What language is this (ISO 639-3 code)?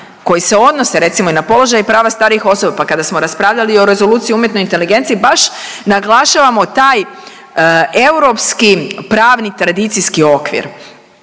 hrv